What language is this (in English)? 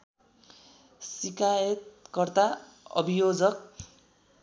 Nepali